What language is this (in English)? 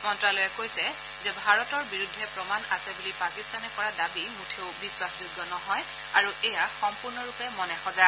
Assamese